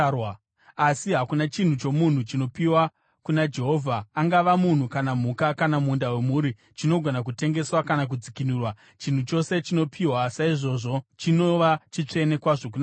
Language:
Shona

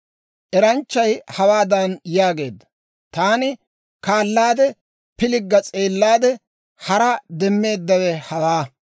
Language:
Dawro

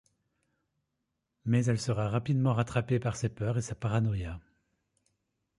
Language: French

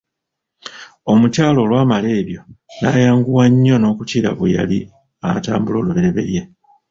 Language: Ganda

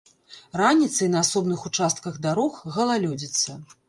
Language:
Belarusian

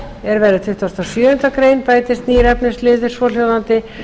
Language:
Icelandic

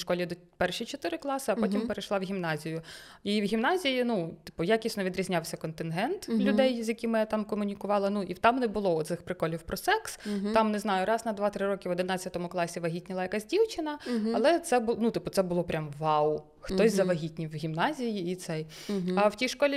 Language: Ukrainian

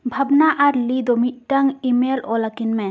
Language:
Santali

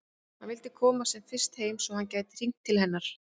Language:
Icelandic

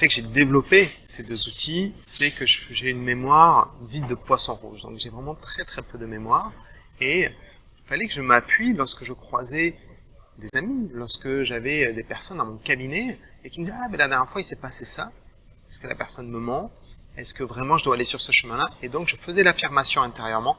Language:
French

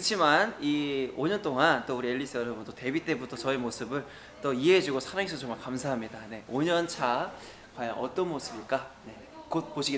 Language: Korean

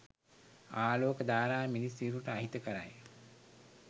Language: Sinhala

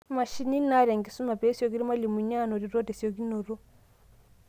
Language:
Masai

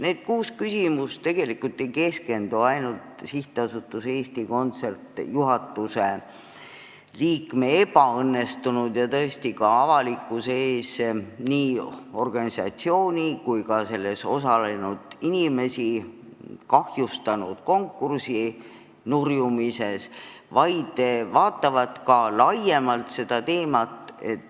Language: Estonian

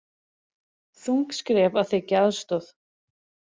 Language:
Icelandic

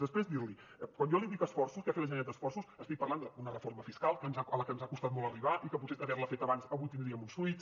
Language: Catalan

